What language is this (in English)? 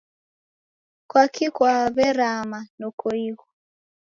Taita